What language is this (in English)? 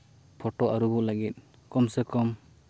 Santali